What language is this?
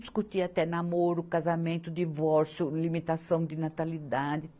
Portuguese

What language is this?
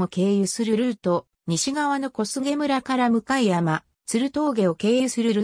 Japanese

